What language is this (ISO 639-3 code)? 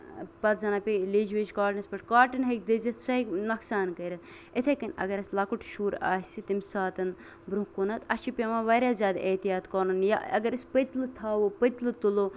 kas